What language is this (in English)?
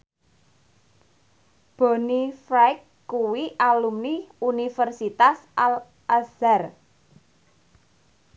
Javanese